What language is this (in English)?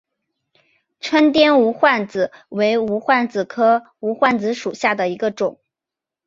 Chinese